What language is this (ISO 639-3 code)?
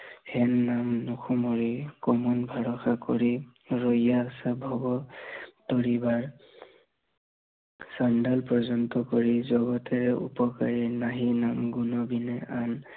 asm